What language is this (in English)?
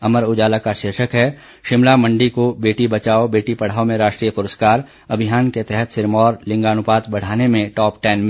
Hindi